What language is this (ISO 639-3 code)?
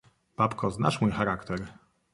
pol